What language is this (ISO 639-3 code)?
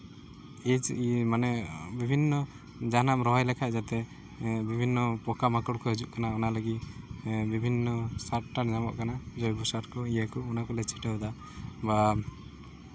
sat